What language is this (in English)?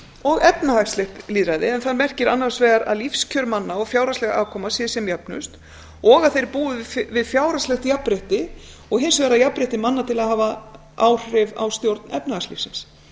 Icelandic